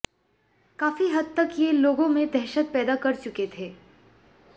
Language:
Hindi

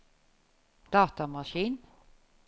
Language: Norwegian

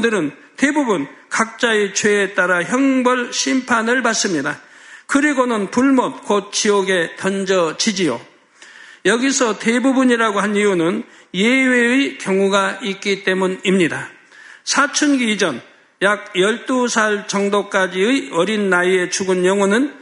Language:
Korean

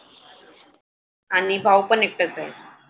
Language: Marathi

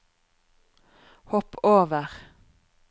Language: Norwegian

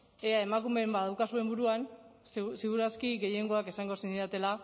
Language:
Basque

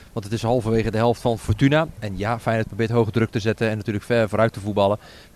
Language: Dutch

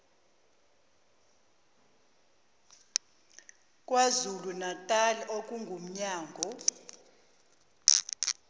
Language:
Zulu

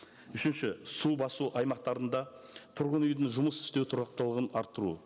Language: Kazakh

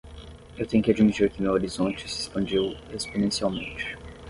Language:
Portuguese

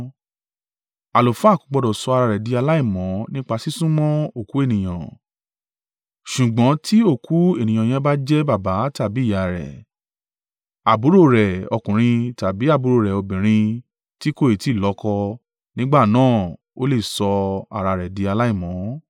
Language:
Yoruba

